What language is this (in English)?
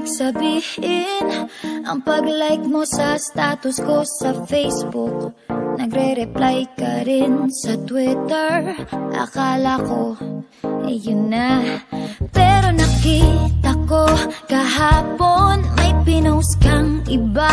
Filipino